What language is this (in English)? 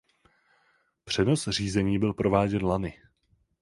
Czech